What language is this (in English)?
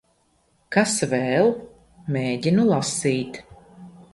Latvian